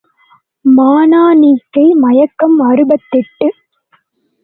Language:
Tamil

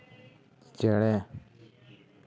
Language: Santali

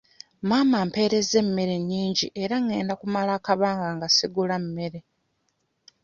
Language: Ganda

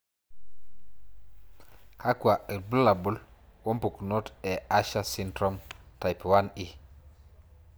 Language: Masai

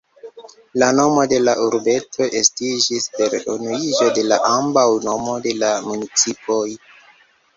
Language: Esperanto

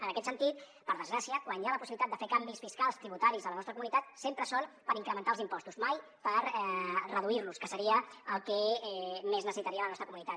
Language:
Catalan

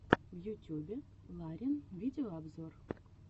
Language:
Russian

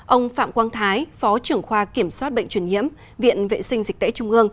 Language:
Vietnamese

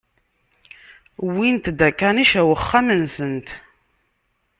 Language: Kabyle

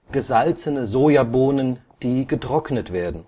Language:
German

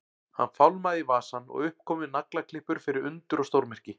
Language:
Icelandic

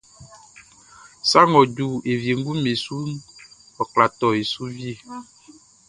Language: Baoulé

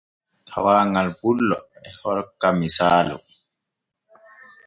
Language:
Borgu Fulfulde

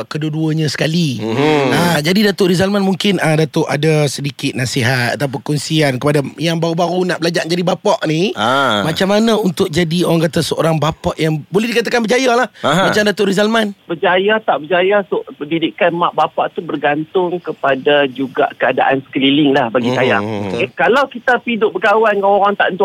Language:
Malay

